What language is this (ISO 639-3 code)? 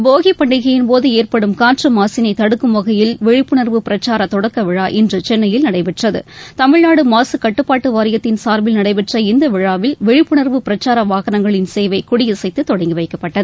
tam